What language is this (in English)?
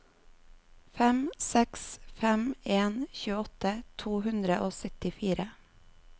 Norwegian